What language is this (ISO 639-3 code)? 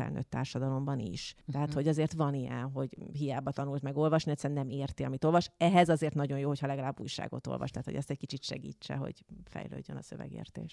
hun